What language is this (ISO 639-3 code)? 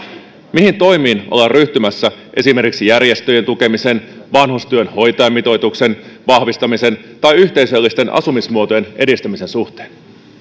fin